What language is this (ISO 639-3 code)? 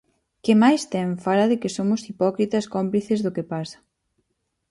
glg